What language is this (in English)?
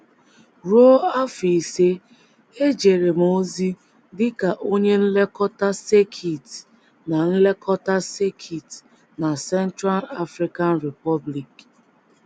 Igbo